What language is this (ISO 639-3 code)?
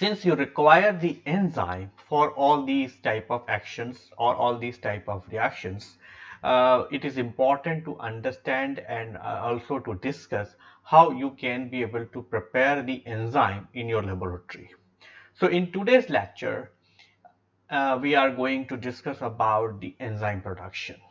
eng